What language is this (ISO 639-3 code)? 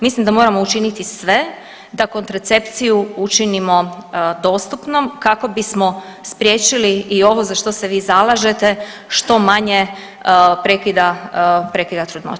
hrv